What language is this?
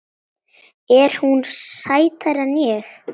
Icelandic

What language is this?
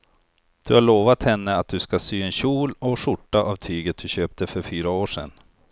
Swedish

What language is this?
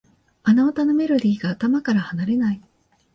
Japanese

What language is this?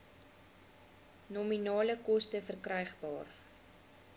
Afrikaans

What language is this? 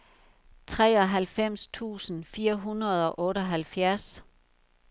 Danish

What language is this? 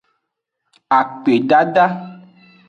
Aja (Benin)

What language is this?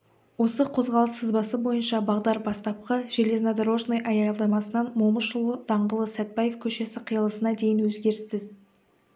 Kazakh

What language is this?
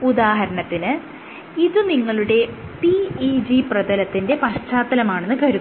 Malayalam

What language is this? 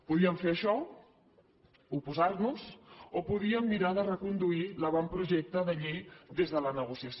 Catalan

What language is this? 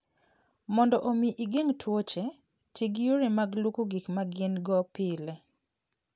Luo (Kenya and Tanzania)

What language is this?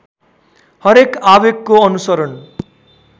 Nepali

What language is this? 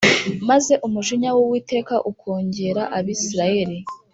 Kinyarwanda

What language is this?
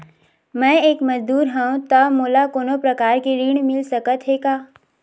Chhattisgarhi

